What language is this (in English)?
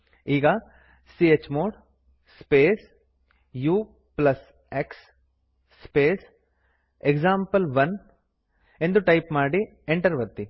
Kannada